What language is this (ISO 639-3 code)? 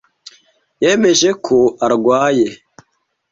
kin